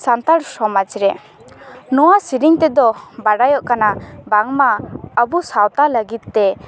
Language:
Santali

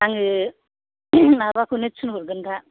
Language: Bodo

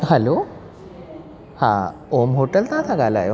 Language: Sindhi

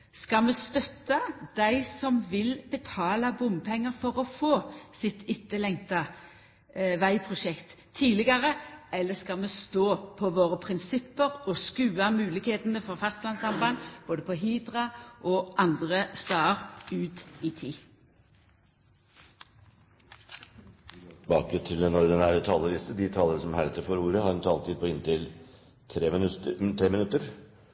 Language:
Norwegian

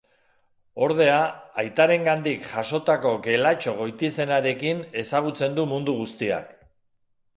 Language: Basque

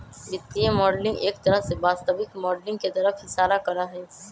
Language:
Magahi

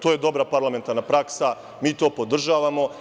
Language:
Serbian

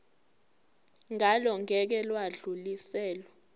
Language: Zulu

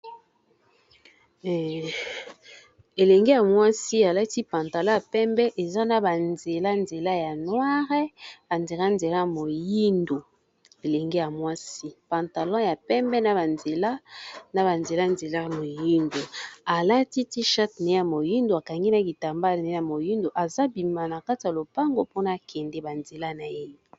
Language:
Lingala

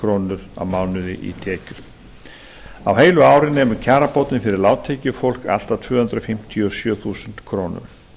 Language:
Icelandic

